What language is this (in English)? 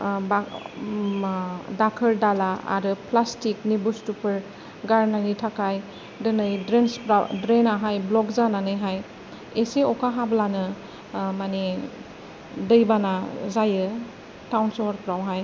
Bodo